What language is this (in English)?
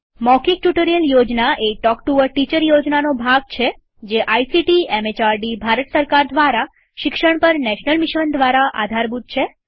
Gujarati